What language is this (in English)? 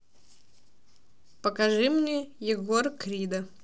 Russian